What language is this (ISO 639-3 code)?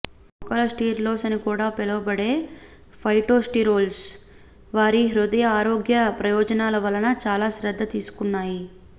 tel